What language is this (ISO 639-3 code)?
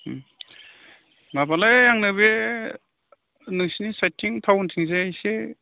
brx